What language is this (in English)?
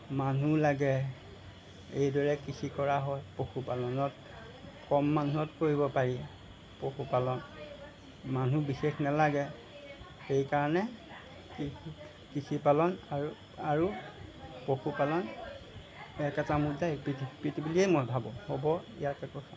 Assamese